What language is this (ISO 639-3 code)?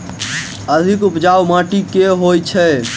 mai